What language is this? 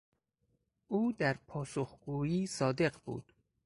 Persian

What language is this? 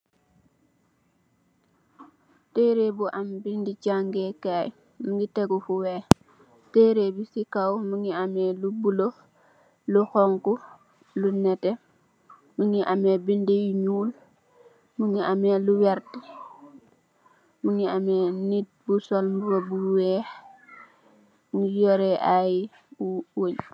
Wolof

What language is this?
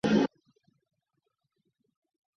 Chinese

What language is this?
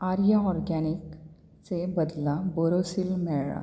Konkani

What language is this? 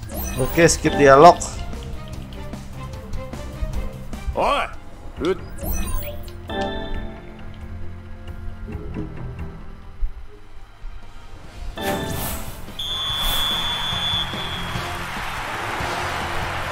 Indonesian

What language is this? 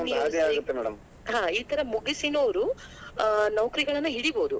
Kannada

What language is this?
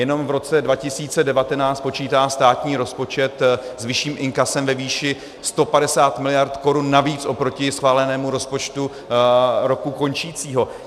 Czech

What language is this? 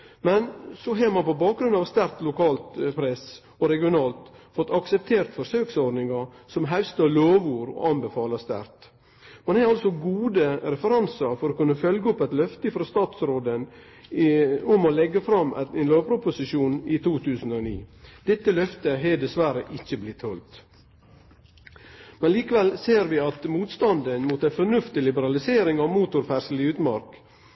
Norwegian Nynorsk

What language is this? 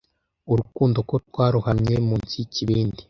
Kinyarwanda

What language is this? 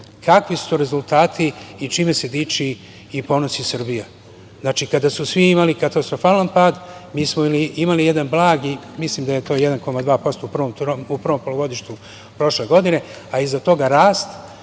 Serbian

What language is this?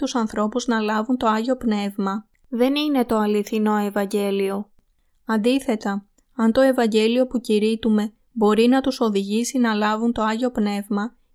Greek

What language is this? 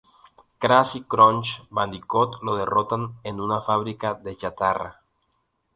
Spanish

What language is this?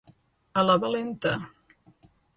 Catalan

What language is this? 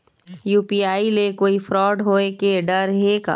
Chhattisgarhi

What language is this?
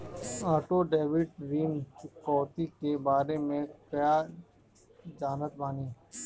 Bhojpuri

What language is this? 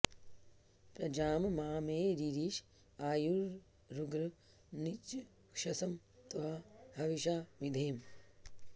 Sanskrit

